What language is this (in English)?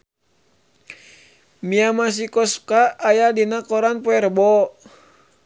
Sundanese